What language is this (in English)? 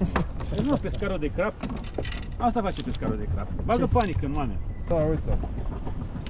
Romanian